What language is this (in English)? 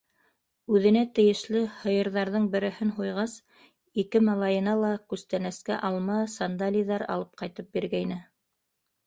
Bashkir